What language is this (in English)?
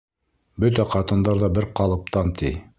Bashkir